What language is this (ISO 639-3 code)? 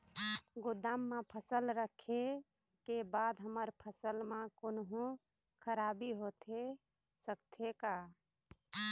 hne